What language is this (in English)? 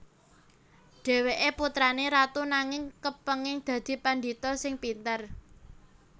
Javanese